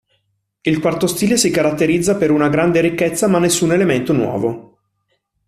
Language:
Italian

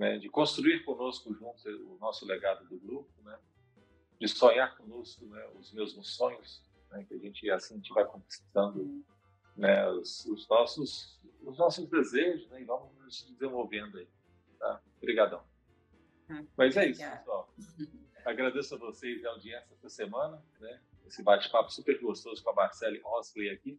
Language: Portuguese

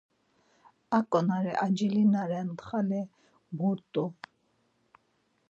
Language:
Laz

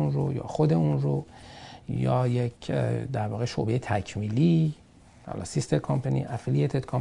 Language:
Persian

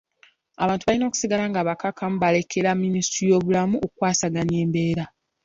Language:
Ganda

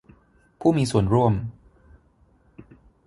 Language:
Thai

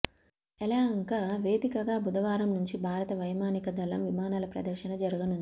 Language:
Telugu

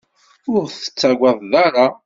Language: Kabyle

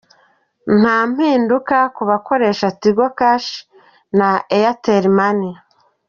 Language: Kinyarwanda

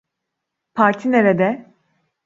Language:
Turkish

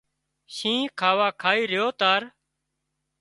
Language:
Wadiyara Koli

